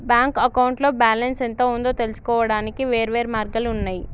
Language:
Telugu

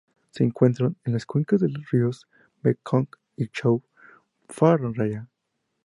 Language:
Spanish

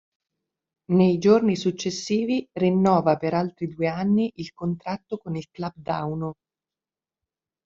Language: Italian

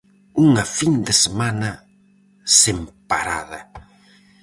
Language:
Galician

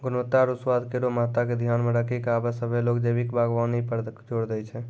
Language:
Maithili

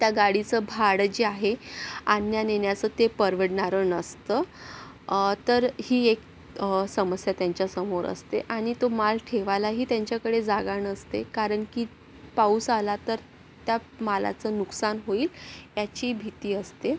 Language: Marathi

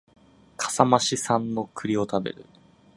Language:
Japanese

